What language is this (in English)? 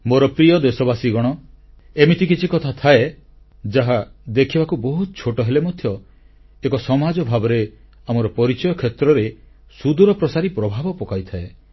Odia